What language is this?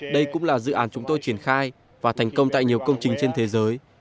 Vietnamese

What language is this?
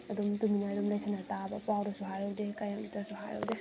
Manipuri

